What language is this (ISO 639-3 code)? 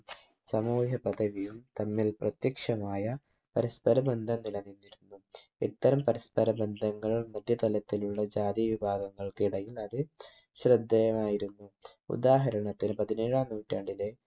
mal